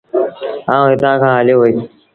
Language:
Sindhi Bhil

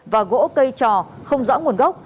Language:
Vietnamese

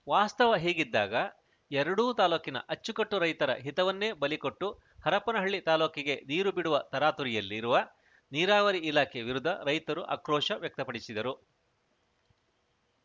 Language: Kannada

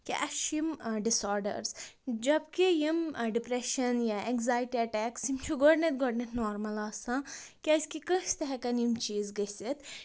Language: Kashmiri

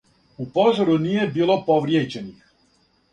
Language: Serbian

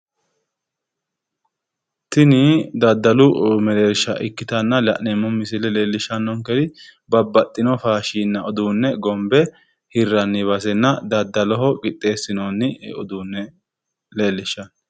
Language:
Sidamo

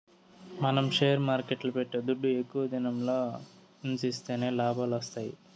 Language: Telugu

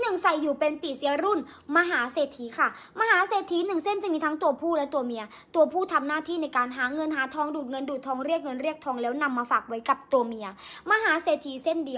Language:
Thai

